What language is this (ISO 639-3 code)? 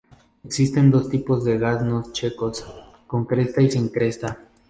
spa